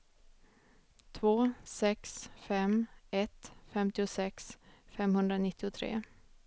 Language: Swedish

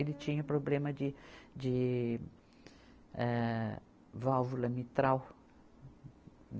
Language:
Portuguese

